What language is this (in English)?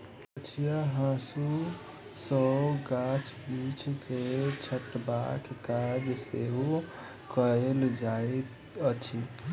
Maithili